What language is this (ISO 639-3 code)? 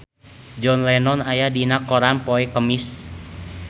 sun